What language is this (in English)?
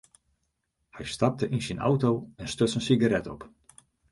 Western Frisian